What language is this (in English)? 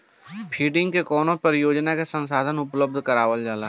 Bhojpuri